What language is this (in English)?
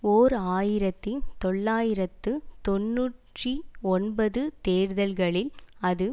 Tamil